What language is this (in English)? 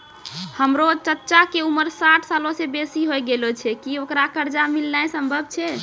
Maithili